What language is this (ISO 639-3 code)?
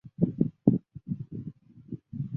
zho